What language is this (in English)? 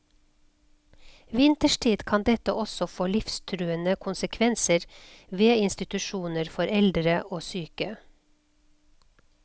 Norwegian